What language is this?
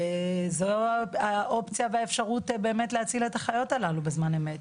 Hebrew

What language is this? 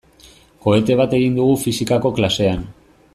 Basque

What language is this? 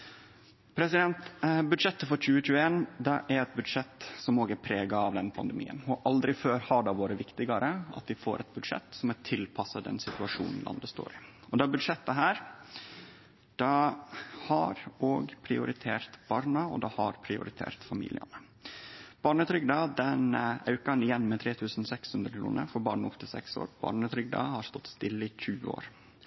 Norwegian Nynorsk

